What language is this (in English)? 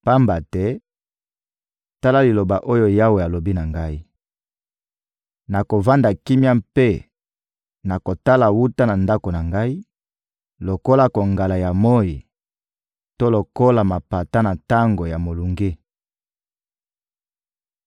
Lingala